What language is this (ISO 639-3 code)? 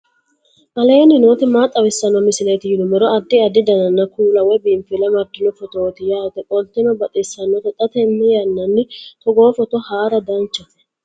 sid